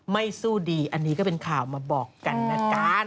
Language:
Thai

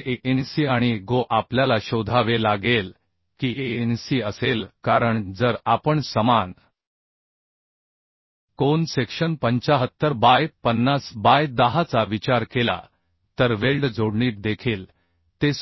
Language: Marathi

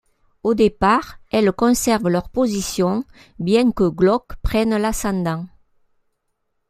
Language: French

